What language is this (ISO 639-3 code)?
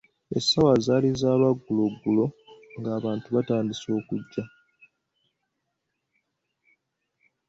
lug